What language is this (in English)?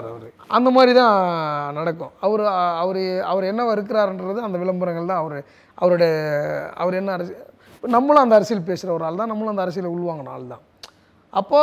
Tamil